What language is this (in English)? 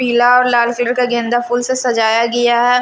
Hindi